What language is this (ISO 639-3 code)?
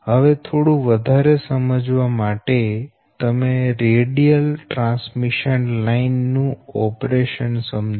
guj